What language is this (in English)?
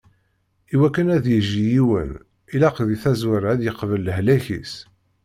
Kabyle